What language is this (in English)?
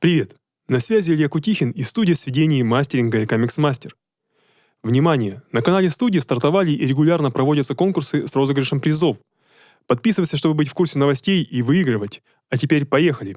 Russian